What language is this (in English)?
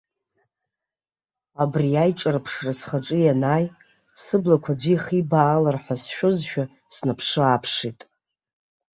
Abkhazian